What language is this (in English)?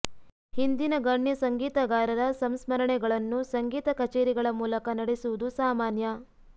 Kannada